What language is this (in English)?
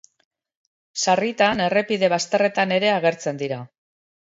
Basque